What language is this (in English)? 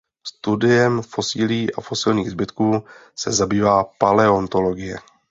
Czech